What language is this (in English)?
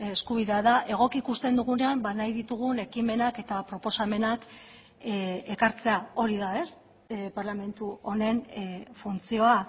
Basque